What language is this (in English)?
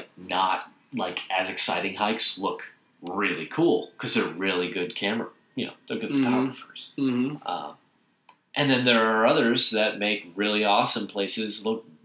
English